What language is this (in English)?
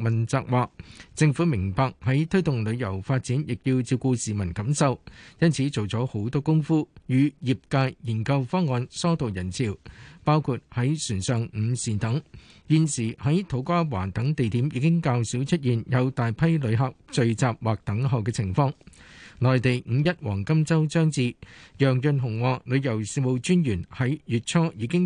Chinese